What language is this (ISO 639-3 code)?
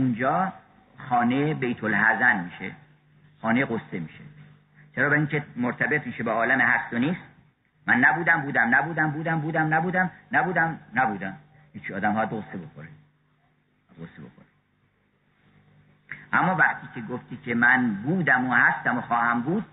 fas